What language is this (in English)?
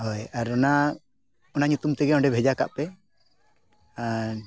Santali